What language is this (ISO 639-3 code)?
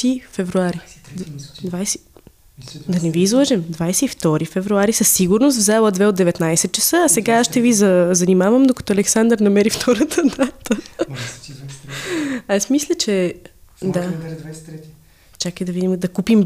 bul